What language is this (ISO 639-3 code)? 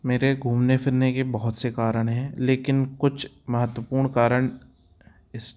hin